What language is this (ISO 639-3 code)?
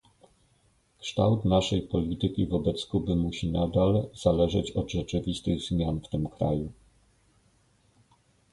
pol